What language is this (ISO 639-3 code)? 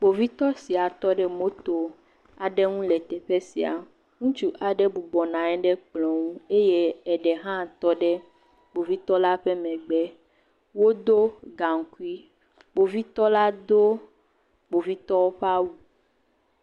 ewe